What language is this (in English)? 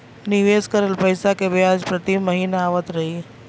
Bhojpuri